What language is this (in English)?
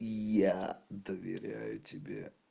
Russian